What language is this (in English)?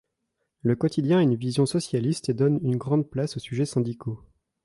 French